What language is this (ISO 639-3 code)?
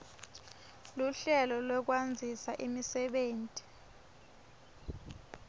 ssw